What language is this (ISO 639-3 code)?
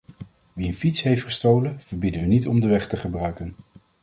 nld